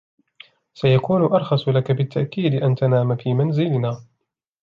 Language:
Arabic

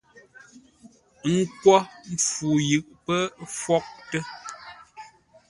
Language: Ngombale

